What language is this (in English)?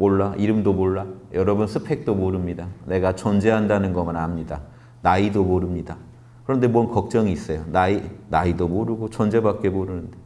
Korean